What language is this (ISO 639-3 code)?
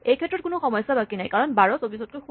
asm